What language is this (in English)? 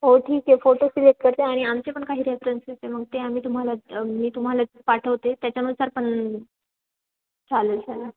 Marathi